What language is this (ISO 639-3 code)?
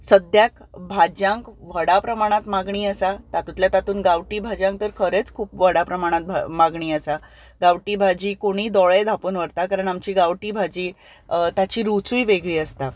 kok